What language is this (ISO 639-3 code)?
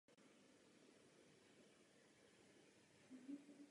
ces